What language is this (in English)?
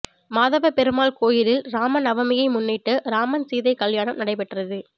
Tamil